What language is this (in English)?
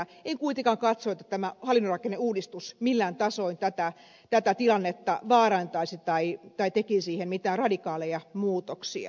Finnish